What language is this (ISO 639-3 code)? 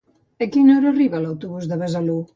cat